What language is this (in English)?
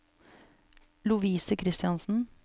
Norwegian